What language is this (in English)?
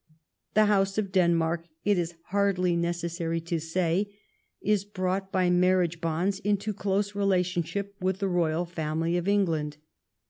English